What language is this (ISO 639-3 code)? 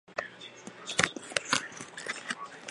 zho